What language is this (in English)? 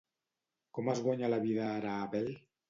Catalan